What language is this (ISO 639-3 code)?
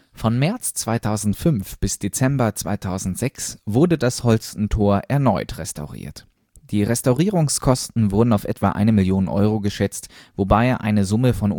deu